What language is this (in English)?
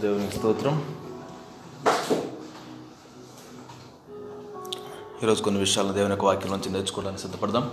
Telugu